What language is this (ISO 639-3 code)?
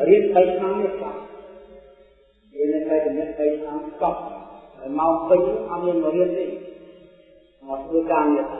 vie